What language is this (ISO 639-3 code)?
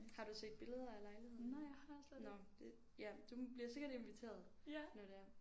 dan